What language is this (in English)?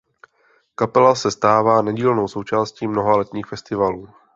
Czech